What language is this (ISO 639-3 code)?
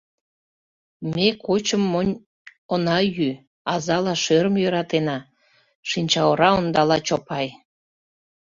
chm